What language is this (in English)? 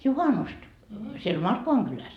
Finnish